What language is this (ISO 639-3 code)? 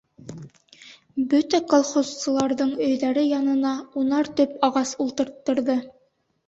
bak